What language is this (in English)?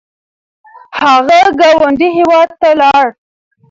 Pashto